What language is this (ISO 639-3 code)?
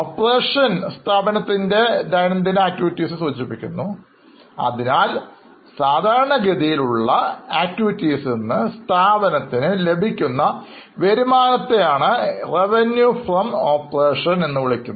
mal